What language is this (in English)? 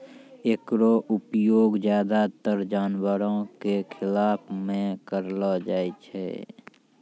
Maithili